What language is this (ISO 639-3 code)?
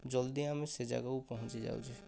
ori